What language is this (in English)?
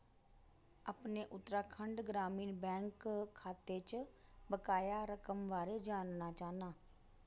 Dogri